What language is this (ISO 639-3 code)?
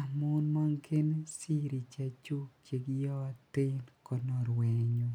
kln